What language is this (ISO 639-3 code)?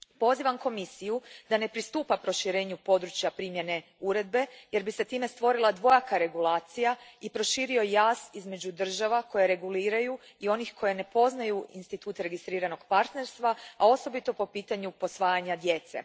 hrv